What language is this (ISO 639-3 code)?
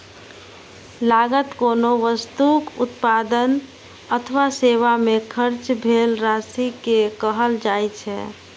mai